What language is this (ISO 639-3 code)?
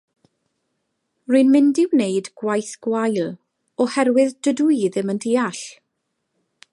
cym